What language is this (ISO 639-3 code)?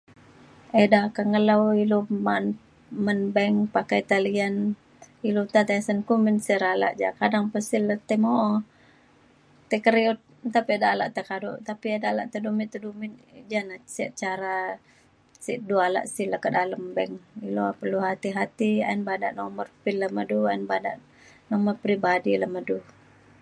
xkl